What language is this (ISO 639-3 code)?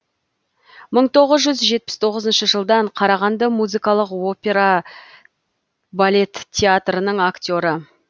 kaz